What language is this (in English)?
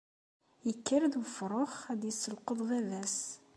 Kabyle